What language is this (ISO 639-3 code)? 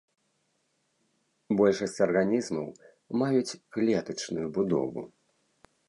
bel